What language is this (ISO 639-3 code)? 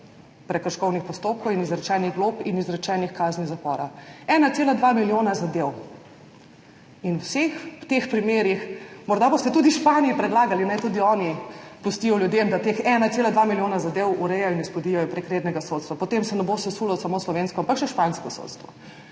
slv